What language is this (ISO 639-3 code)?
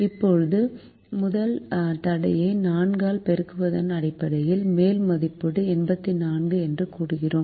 tam